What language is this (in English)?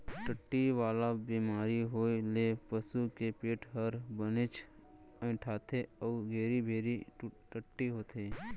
Chhattisgarhi